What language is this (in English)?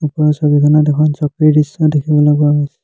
Assamese